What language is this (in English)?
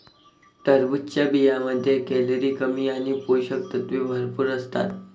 Marathi